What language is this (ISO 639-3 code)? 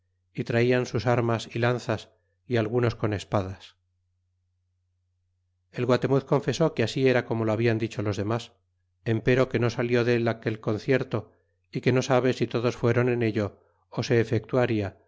spa